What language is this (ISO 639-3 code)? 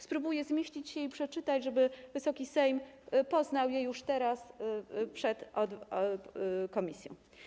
pol